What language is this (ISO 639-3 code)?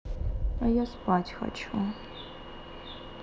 rus